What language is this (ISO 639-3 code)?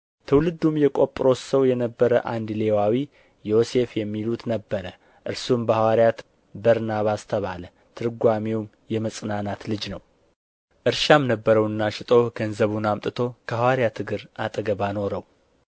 amh